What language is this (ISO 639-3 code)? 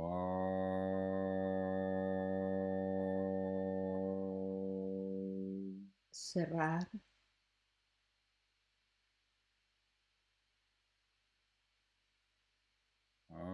spa